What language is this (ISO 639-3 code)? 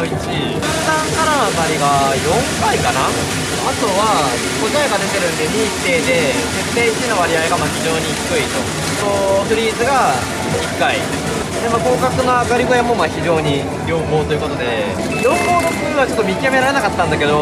jpn